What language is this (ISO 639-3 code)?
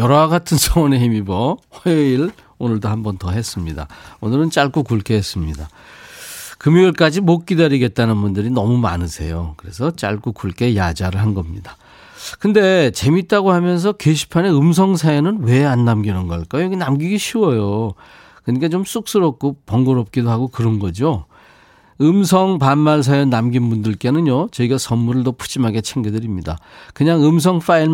kor